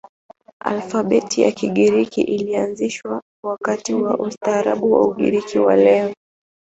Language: Swahili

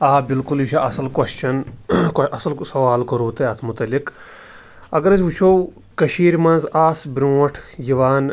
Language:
Kashmiri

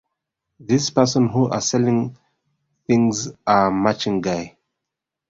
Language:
Swahili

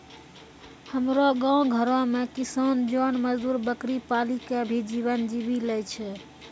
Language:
Maithili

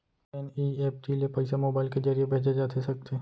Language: Chhattisgarhi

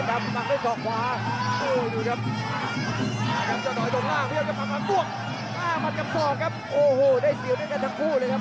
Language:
Thai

